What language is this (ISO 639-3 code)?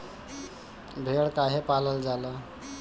bho